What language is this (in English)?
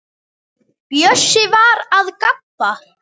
Icelandic